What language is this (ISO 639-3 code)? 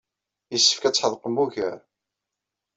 kab